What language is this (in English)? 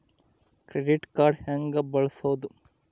Kannada